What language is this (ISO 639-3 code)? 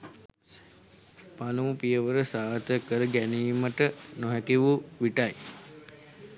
sin